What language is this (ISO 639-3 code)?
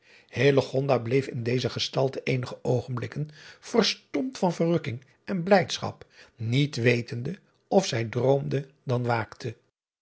nld